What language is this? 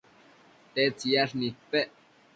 Matsés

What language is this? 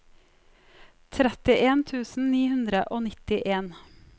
Norwegian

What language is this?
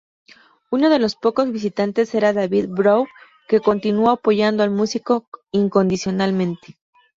Spanish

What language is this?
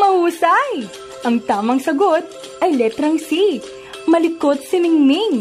Filipino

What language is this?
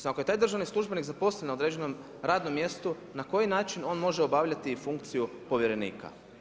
Croatian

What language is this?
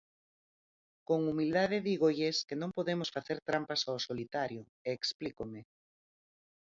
Galician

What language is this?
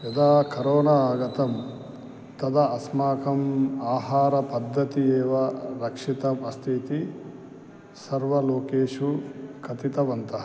Sanskrit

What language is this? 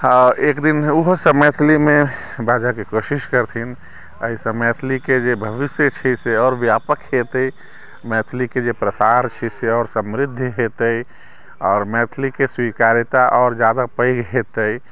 Maithili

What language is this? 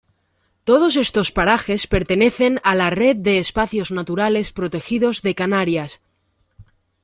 Spanish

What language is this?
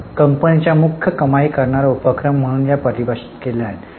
Marathi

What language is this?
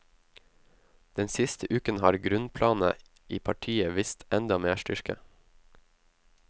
Norwegian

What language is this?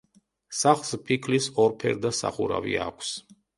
Georgian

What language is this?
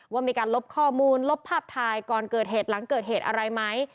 Thai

